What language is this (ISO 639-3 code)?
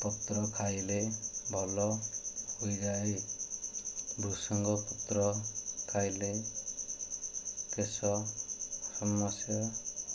ori